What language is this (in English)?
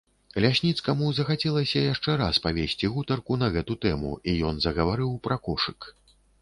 Belarusian